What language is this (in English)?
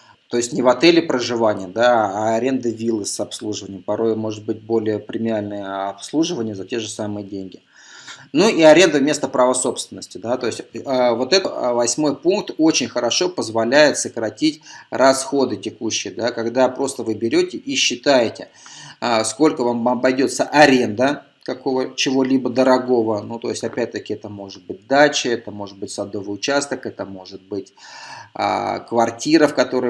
Russian